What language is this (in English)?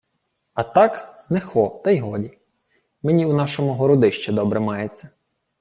Ukrainian